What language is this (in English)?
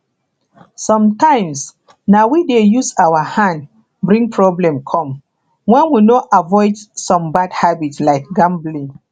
Nigerian Pidgin